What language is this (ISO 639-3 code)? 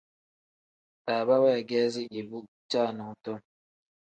kdh